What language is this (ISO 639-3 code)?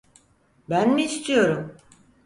tur